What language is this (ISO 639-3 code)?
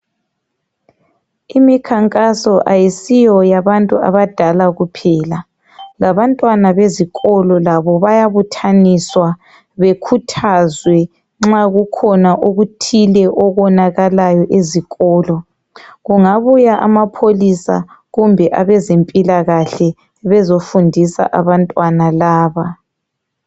nde